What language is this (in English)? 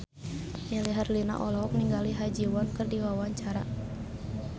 Sundanese